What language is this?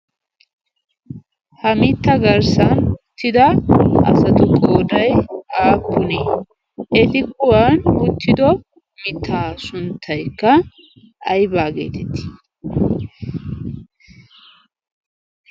Wolaytta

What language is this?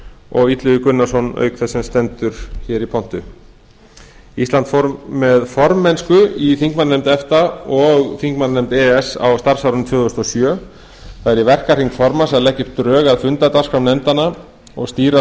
Icelandic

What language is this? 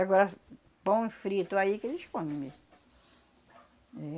Portuguese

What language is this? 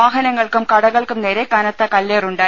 Malayalam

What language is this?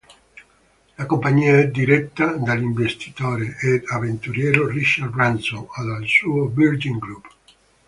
Italian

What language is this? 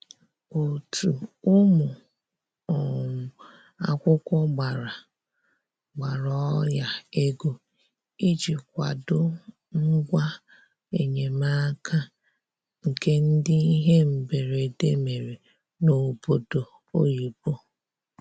Igbo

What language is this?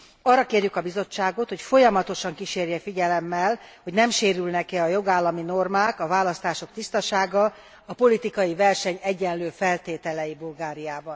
Hungarian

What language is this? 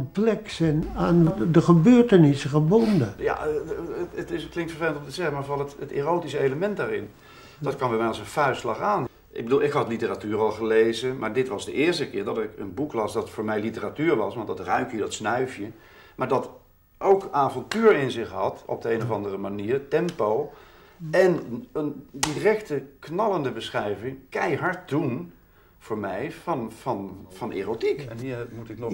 Dutch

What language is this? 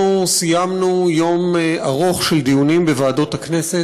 Hebrew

